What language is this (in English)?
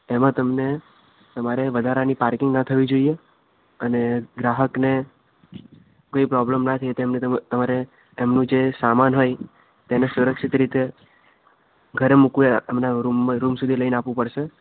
Gujarati